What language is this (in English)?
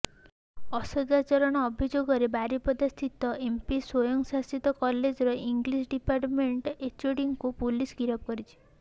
Odia